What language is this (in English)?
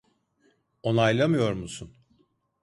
Turkish